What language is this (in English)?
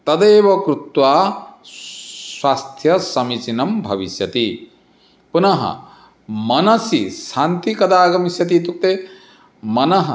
Sanskrit